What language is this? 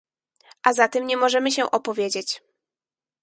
Polish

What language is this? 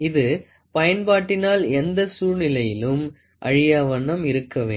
Tamil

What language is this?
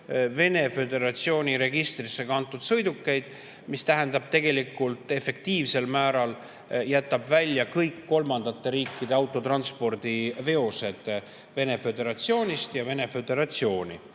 Estonian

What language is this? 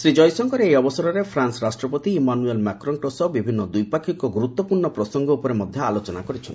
Odia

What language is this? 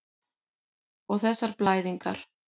Icelandic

